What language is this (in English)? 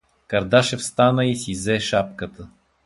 Bulgarian